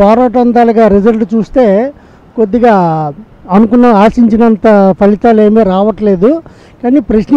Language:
Indonesian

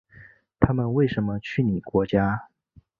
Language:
Chinese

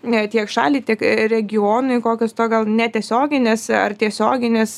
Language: Lithuanian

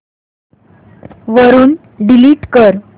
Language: Marathi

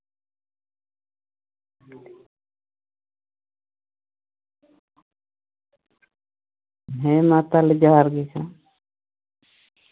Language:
Santali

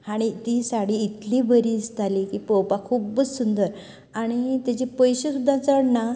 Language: Konkani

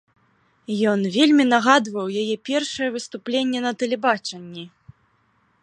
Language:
Belarusian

